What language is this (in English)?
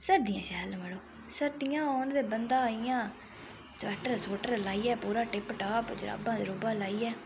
Dogri